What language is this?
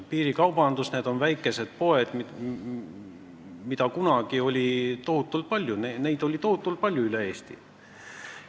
Estonian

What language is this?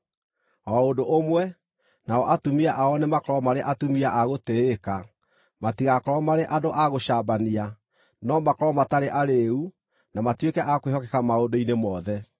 Kikuyu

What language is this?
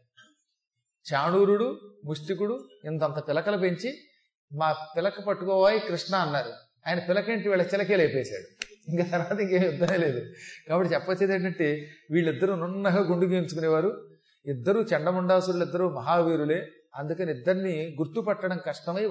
Telugu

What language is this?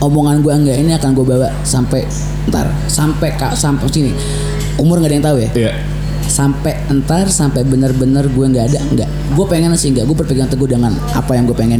Indonesian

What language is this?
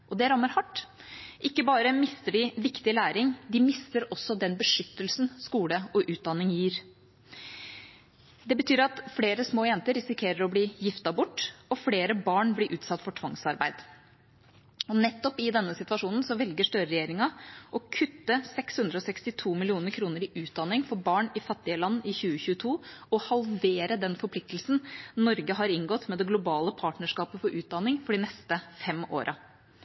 Norwegian Bokmål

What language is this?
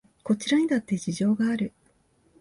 Japanese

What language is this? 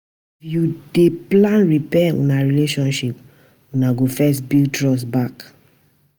Nigerian Pidgin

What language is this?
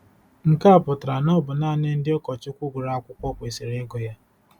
Igbo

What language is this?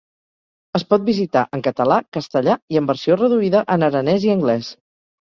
Catalan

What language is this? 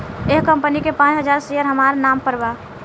Bhojpuri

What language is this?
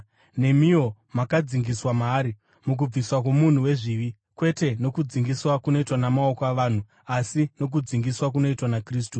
Shona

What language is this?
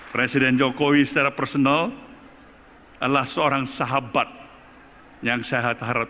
Indonesian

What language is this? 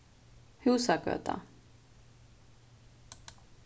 Faroese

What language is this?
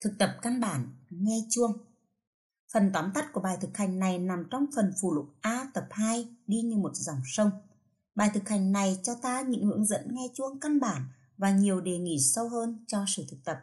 Vietnamese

